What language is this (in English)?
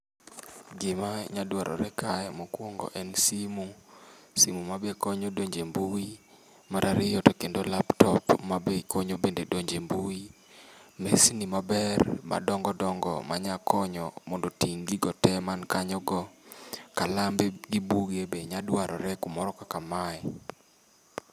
Luo (Kenya and Tanzania)